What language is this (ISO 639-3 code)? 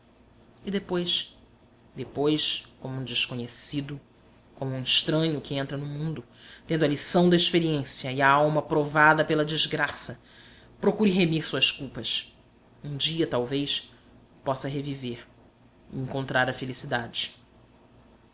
por